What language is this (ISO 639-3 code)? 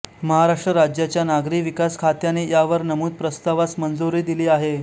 mar